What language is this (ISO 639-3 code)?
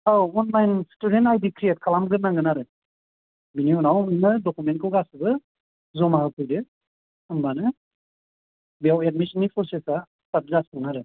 brx